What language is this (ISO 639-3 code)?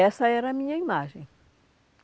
por